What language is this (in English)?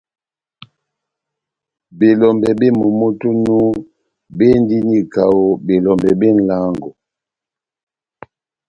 Batanga